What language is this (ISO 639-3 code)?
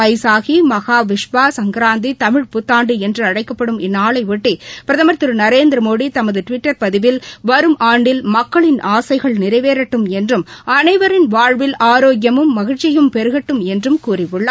tam